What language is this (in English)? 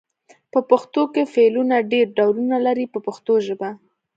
Pashto